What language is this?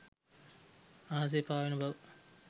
Sinhala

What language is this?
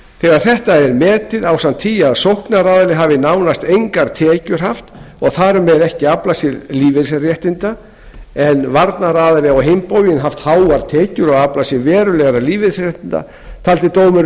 Icelandic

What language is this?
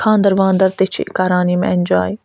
Kashmiri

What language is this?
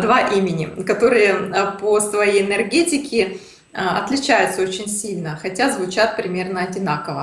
Russian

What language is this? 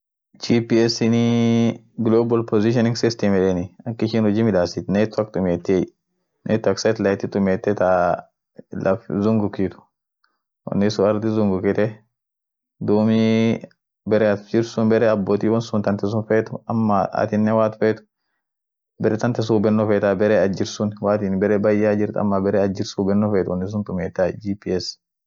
Orma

